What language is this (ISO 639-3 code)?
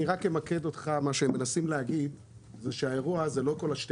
heb